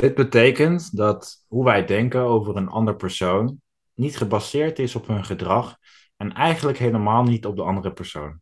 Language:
Dutch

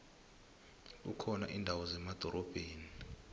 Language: South Ndebele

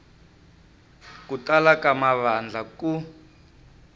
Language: Tsonga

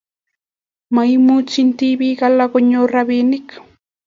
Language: Kalenjin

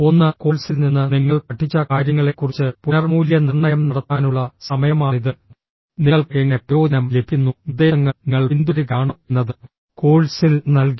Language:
Malayalam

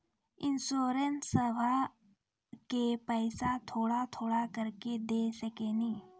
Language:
Maithili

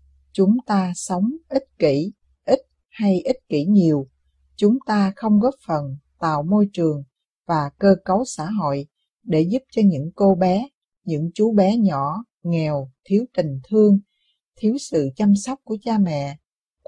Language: Vietnamese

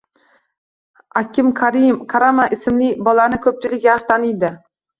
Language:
Uzbek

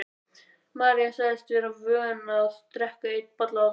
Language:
Icelandic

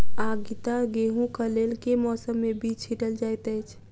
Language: Maithili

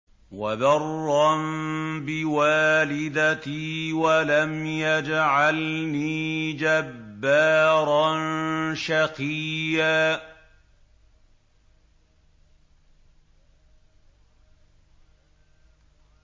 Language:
Arabic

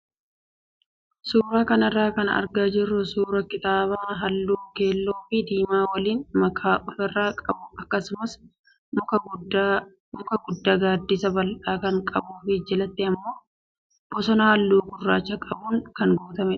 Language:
Oromo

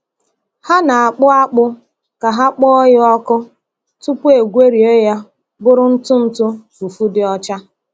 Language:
Igbo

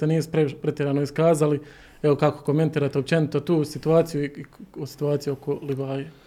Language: Croatian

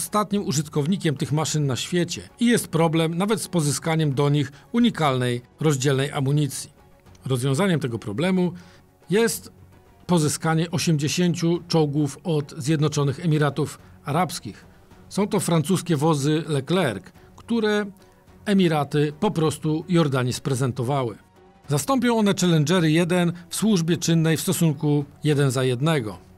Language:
Polish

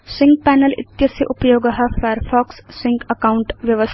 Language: Sanskrit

